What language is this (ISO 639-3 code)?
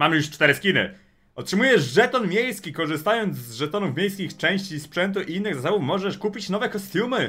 pol